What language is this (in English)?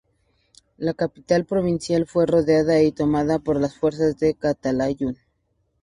Spanish